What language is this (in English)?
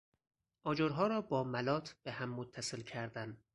Persian